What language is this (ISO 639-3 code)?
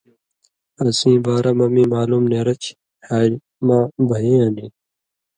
mvy